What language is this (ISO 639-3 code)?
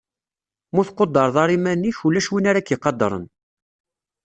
kab